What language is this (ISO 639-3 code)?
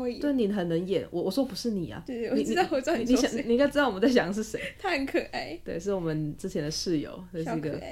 zho